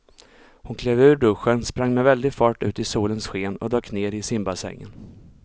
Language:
Swedish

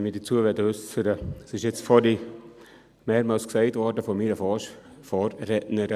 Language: Swiss German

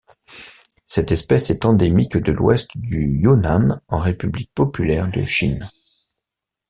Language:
French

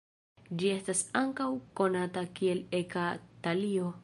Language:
Esperanto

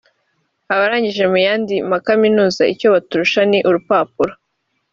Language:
Kinyarwanda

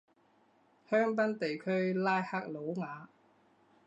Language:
Chinese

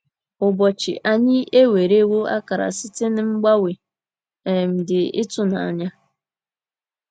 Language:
Igbo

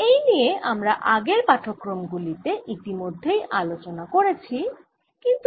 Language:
Bangla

